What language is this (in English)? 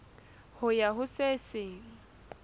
Southern Sotho